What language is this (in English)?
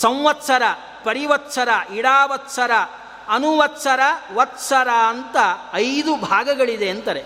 Kannada